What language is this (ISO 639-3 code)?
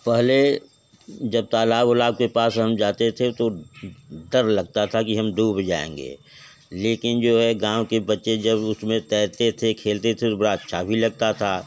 hin